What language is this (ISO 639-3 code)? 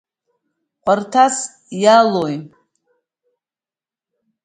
abk